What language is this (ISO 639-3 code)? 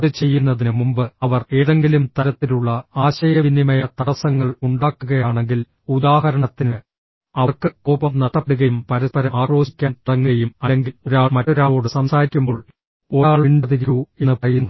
mal